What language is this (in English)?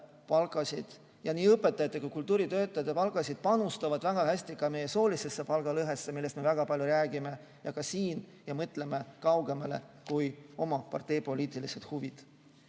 Estonian